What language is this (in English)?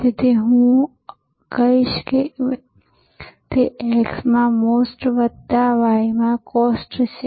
Gujarati